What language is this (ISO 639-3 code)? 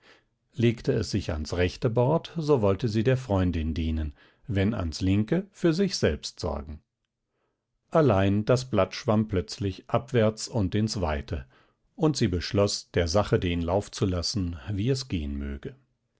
deu